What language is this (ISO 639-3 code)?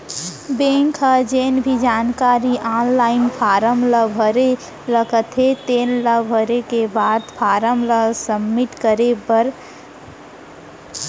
hne